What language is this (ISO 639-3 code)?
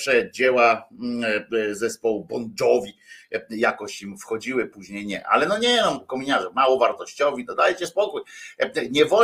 pol